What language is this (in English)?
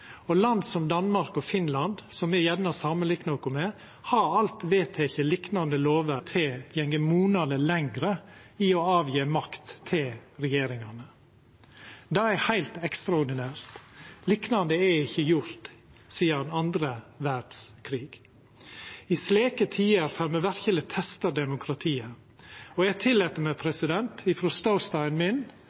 Norwegian Nynorsk